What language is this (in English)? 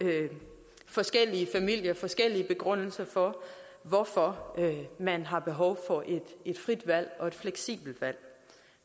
Danish